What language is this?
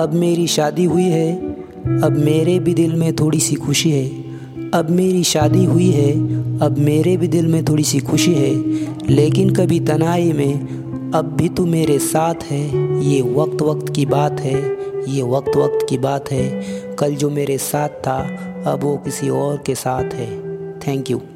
Hindi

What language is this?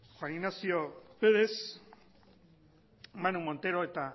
Basque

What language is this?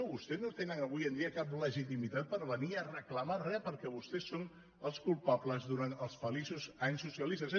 Catalan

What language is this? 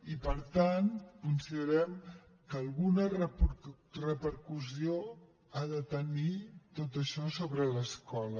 Catalan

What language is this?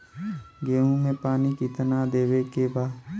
Bhojpuri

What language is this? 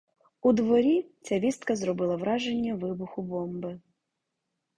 Ukrainian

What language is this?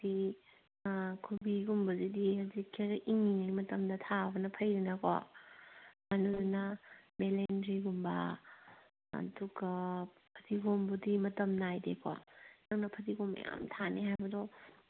Manipuri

